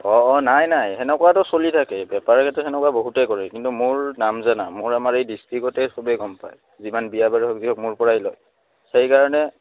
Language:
Assamese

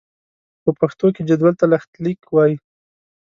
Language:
Pashto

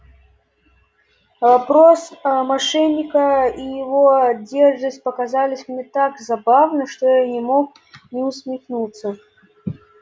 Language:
Russian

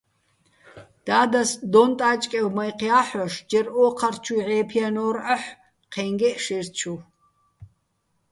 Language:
Bats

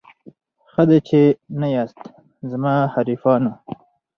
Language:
Pashto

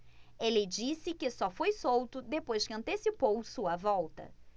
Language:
Portuguese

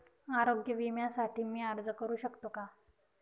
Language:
Marathi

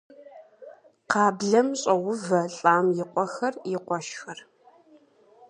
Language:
Kabardian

